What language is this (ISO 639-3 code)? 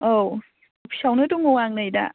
brx